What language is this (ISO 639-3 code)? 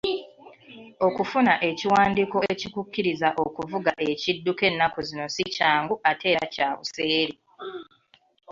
lug